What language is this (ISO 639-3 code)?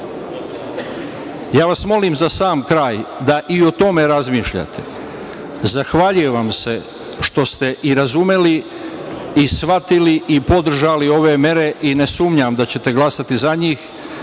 srp